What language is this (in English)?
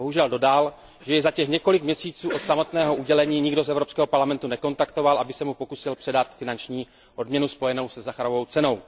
Czech